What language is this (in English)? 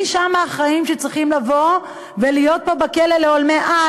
Hebrew